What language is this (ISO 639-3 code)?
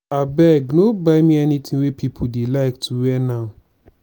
pcm